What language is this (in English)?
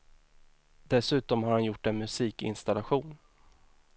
Swedish